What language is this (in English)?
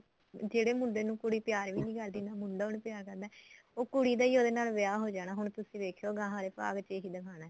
Punjabi